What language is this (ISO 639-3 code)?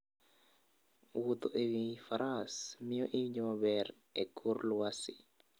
luo